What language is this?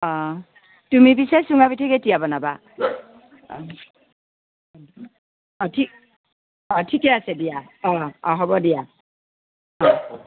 Assamese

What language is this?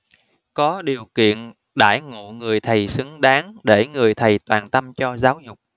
Vietnamese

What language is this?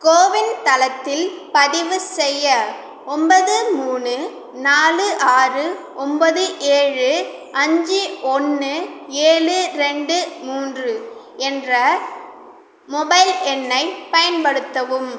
Tamil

